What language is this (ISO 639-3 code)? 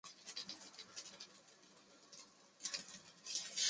zho